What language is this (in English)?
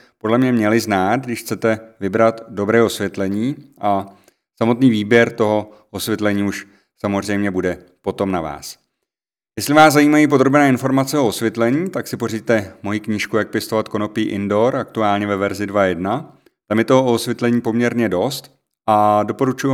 Czech